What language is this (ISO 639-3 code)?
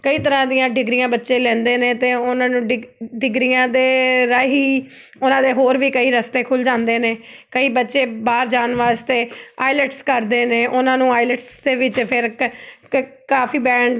pan